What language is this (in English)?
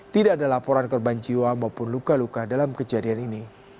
Indonesian